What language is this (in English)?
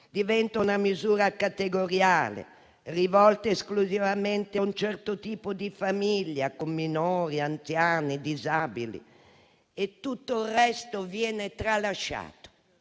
Italian